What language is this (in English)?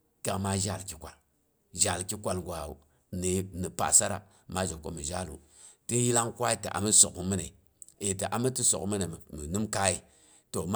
Boghom